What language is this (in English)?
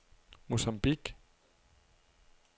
Danish